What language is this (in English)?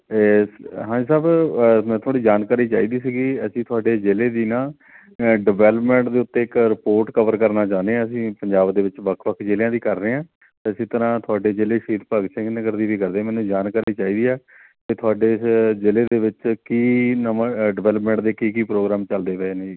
Punjabi